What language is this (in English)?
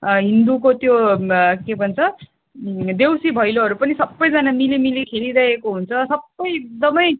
Nepali